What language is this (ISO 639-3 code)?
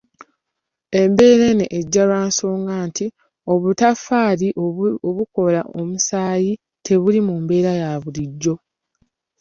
lug